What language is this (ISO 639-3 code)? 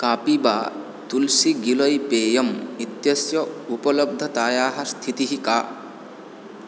san